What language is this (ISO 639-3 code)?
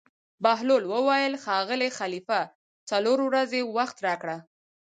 pus